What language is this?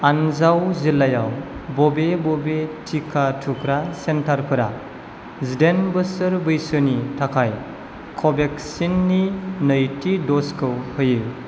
Bodo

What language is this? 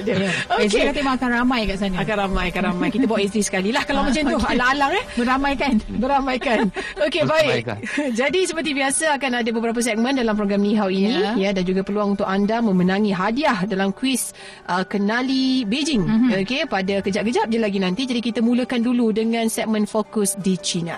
Malay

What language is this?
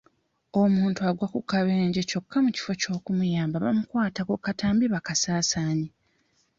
Ganda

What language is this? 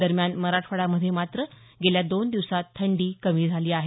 Marathi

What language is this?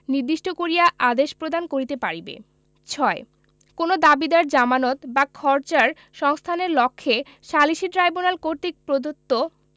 Bangla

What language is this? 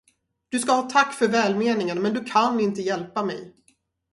Swedish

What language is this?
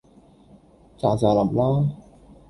Cantonese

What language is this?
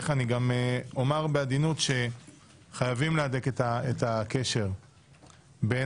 Hebrew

